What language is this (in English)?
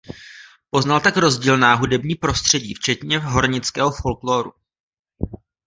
Czech